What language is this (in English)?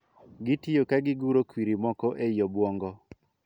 Luo (Kenya and Tanzania)